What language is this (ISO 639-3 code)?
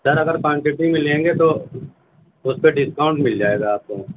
urd